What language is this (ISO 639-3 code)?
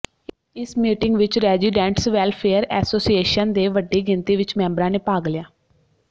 pan